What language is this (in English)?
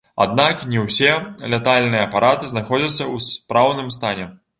Belarusian